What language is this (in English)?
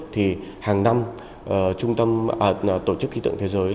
Vietnamese